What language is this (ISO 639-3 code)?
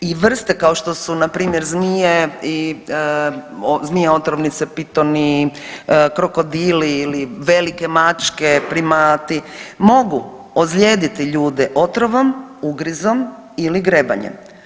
hrv